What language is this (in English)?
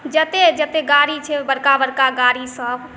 Maithili